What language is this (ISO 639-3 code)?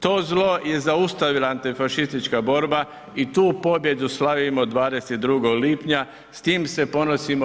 hrv